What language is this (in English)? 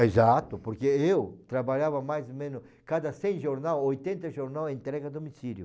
Portuguese